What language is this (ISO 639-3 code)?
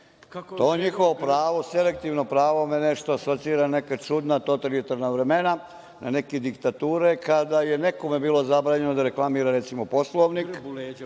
srp